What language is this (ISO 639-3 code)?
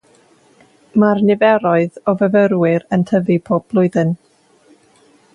cym